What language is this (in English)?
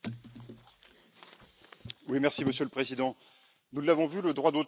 French